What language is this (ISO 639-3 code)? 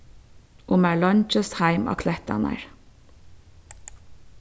fao